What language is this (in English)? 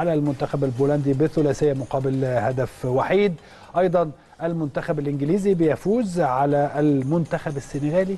Arabic